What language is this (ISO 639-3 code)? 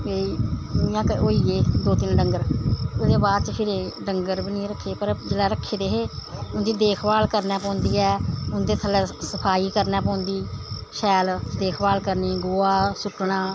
doi